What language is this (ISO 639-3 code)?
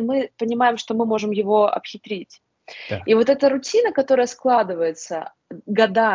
rus